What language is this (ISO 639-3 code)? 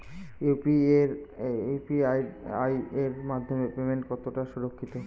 ben